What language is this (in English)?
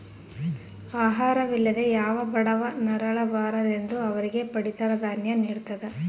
Kannada